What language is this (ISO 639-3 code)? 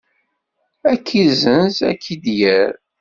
kab